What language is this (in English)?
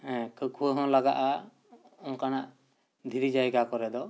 Santali